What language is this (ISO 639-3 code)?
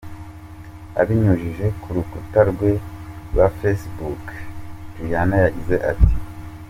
kin